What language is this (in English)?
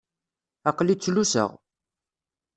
Kabyle